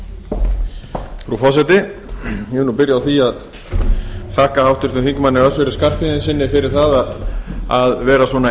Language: Icelandic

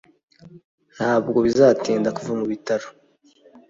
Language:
Kinyarwanda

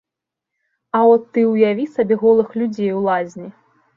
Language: Belarusian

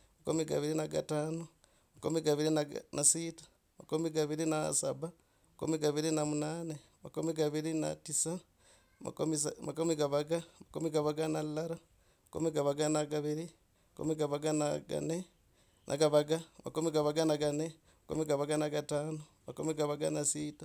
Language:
Logooli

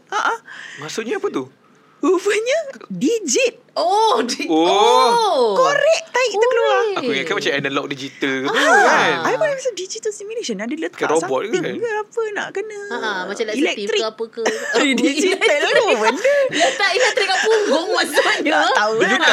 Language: Malay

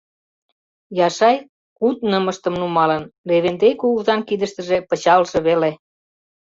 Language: Mari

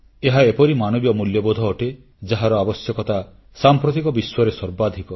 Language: Odia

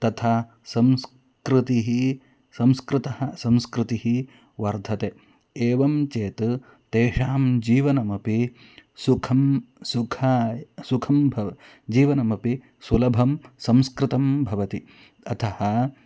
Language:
Sanskrit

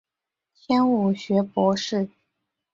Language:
Chinese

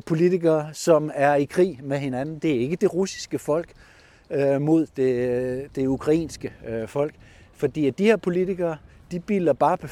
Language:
Danish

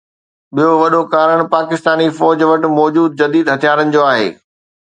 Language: Sindhi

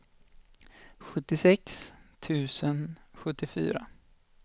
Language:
Swedish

